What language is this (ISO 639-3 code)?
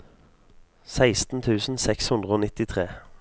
nor